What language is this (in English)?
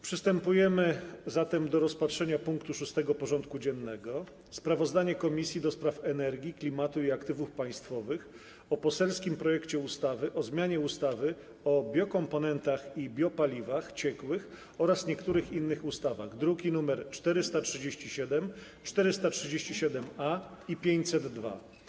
Polish